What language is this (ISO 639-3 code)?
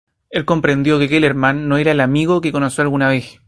spa